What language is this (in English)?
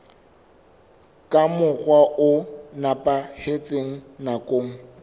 Southern Sotho